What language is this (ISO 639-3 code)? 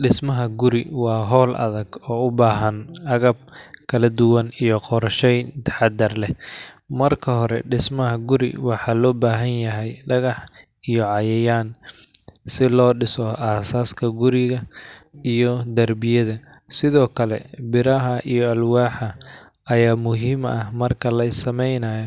som